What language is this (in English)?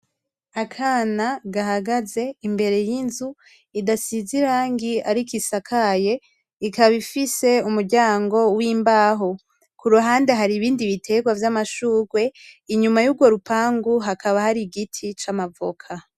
Rundi